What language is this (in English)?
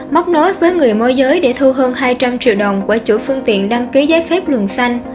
Vietnamese